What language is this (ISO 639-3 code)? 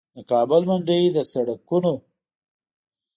pus